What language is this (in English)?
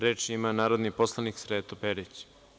Serbian